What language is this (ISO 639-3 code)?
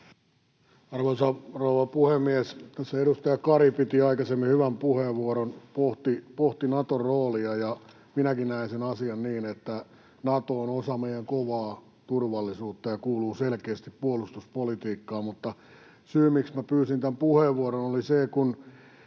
fin